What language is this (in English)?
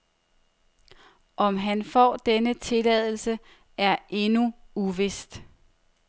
Danish